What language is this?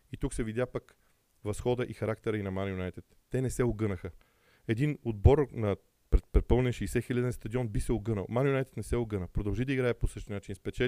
Bulgarian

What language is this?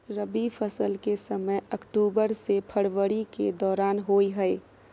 Maithili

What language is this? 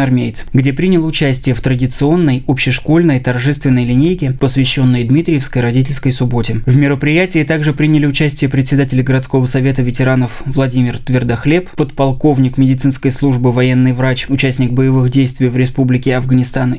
Russian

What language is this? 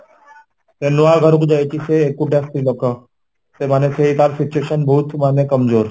Odia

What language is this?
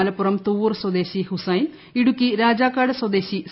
Malayalam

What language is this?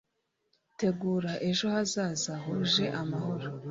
Kinyarwanda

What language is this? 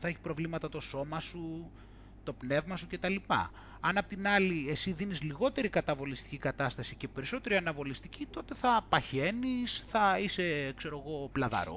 Greek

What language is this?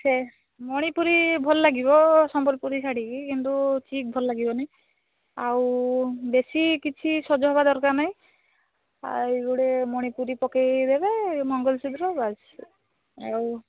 Odia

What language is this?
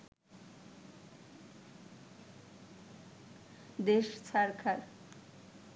Bangla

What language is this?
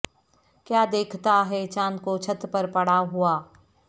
Urdu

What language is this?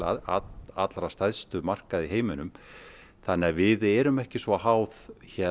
Icelandic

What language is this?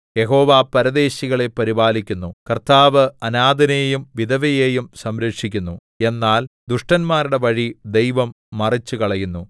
Malayalam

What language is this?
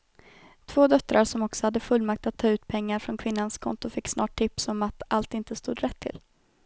Swedish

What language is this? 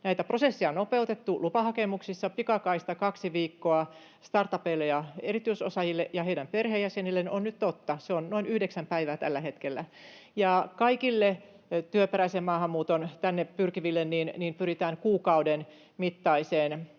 Finnish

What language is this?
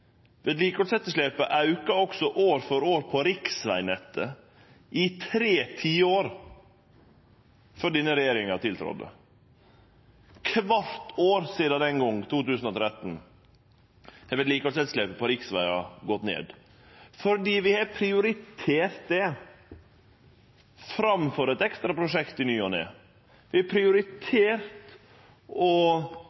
Norwegian Nynorsk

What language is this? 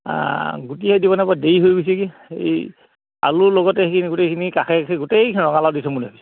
Assamese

